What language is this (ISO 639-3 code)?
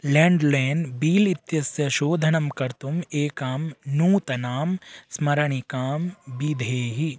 san